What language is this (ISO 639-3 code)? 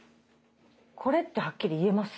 jpn